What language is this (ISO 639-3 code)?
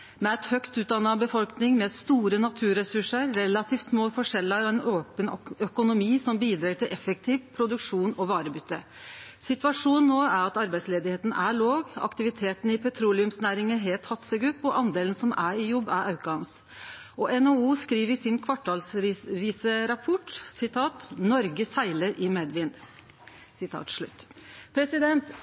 nno